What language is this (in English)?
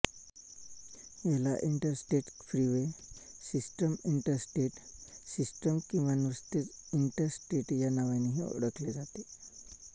Marathi